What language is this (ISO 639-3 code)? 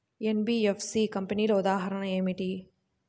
tel